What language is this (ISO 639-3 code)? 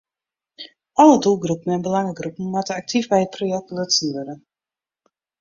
fry